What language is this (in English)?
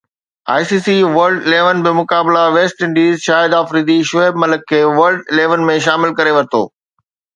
Sindhi